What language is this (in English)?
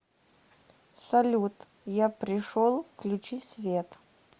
Russian